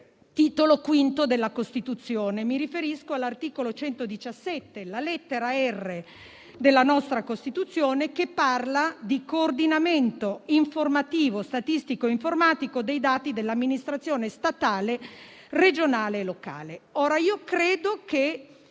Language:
Italian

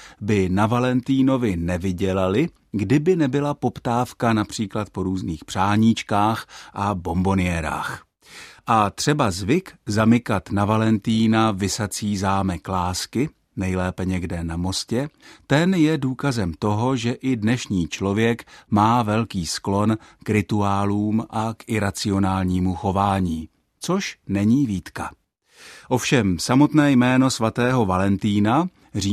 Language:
Czech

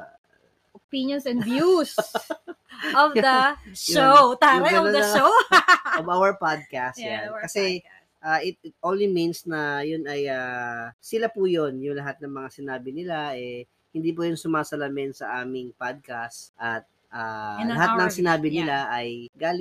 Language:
Filipino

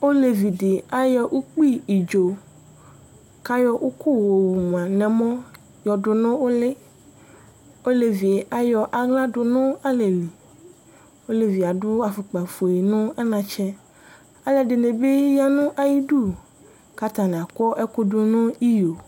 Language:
Ikposo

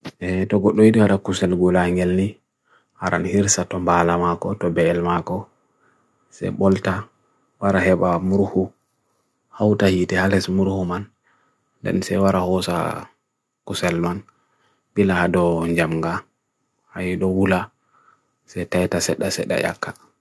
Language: Bagirmi Fulfulde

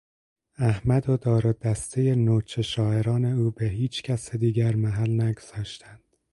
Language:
Persian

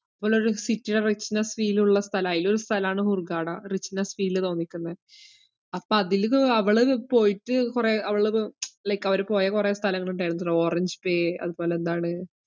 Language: Malayalam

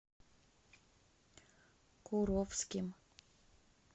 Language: Russian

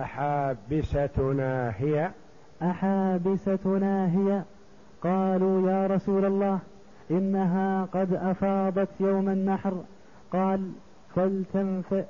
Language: Arabic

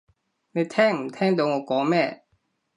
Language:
Cantonese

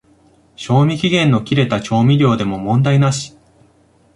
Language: Japanese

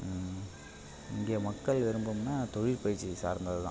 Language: Tamil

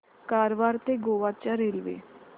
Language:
Marathi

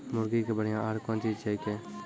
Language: Maithili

